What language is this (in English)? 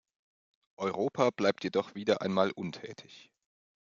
German